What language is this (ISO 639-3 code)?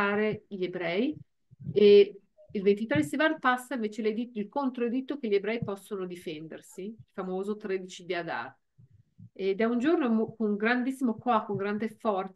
ita